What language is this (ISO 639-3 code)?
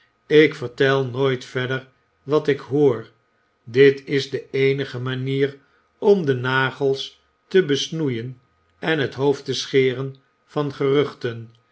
nld